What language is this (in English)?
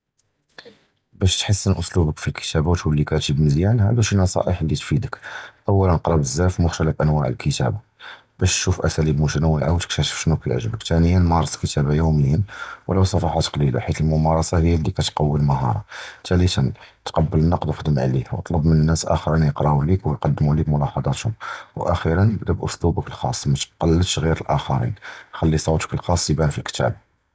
Judeo-Arabic